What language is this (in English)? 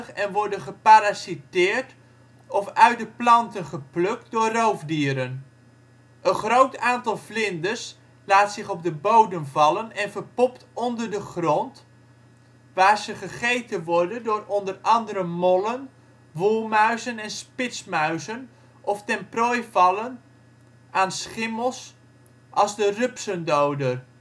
Dutch